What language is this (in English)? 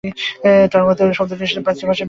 Bangla